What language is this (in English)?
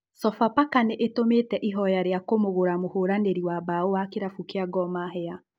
Kikuyu